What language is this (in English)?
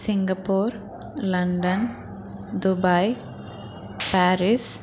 Telugu